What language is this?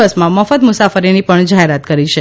Gujarati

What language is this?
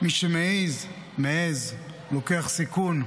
Hebrew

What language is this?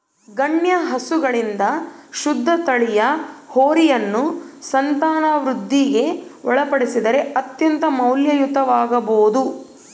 Kannada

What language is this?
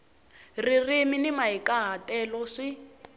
Tsonga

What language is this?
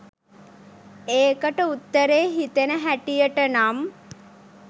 Sinhala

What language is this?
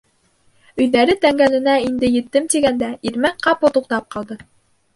Bashkir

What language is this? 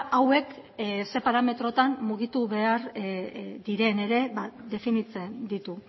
Basque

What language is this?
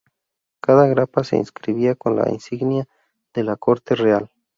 Spanish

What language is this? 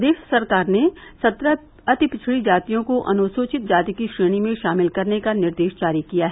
Hindi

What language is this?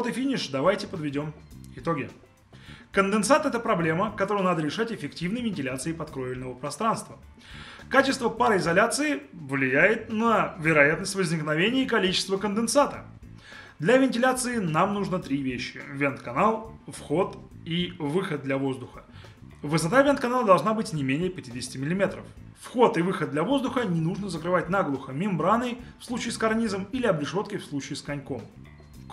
Russian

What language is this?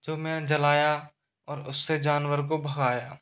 Hindi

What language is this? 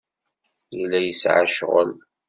Kabyle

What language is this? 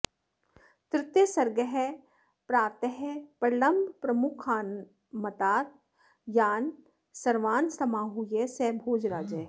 Sanskrit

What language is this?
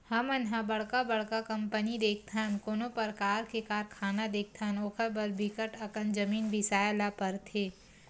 Chhattisgarhi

